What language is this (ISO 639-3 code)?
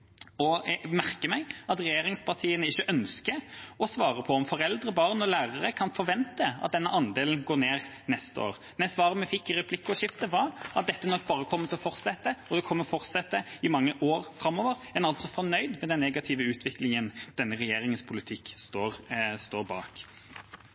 nob